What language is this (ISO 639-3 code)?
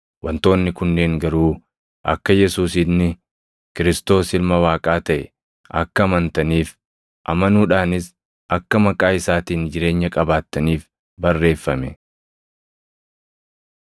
orm